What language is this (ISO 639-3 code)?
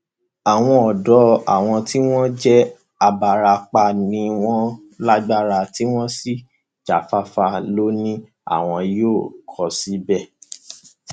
yor